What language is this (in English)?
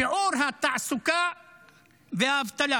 Hebrew